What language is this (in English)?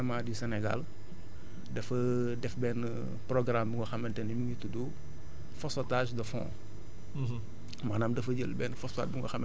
Wolof